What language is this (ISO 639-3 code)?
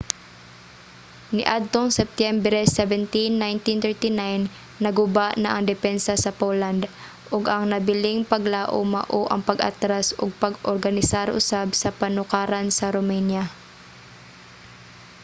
ceb